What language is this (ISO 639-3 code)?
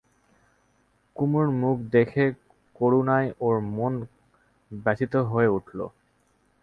ben